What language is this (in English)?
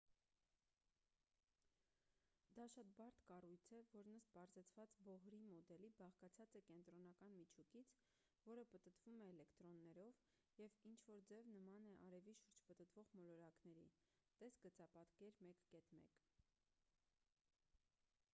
Armenian